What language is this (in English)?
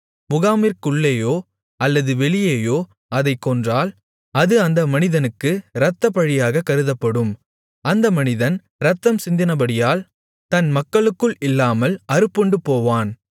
Tamil